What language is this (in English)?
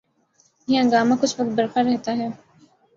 Urdu